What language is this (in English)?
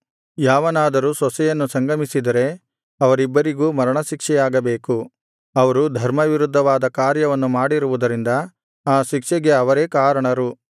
Kannada